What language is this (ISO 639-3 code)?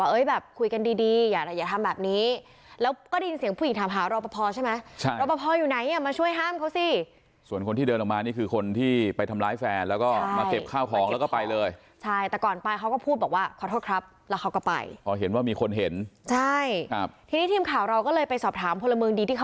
tha